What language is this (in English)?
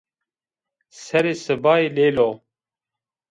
Zaza